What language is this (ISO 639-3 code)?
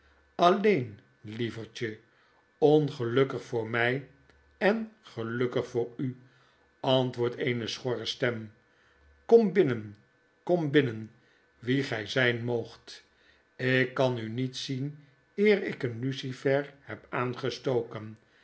nld